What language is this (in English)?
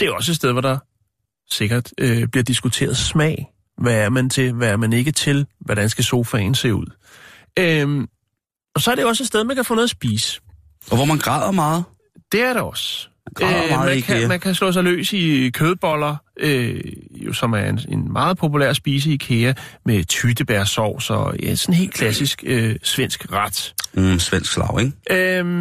Danish